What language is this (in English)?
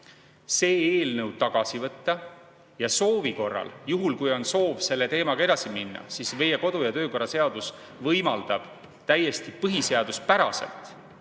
Estonian